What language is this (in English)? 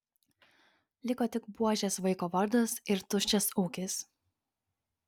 Lithuanian